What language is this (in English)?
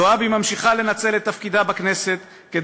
Hebrew